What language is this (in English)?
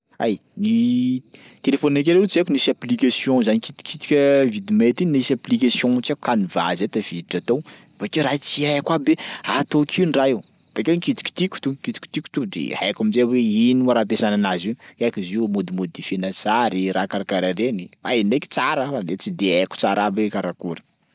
Sakalava Malagasy